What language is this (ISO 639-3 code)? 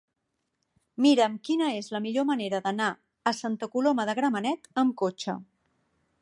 cat